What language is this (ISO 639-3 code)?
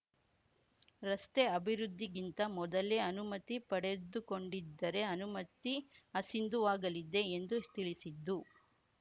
kan